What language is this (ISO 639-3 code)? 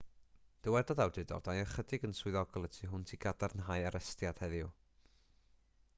cym